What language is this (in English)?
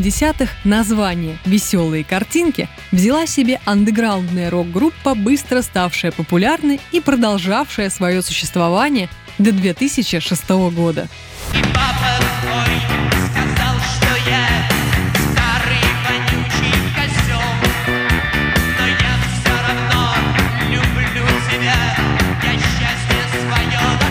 Russian